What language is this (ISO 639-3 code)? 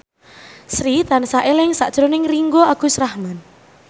jav